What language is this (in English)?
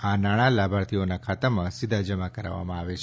Gujarati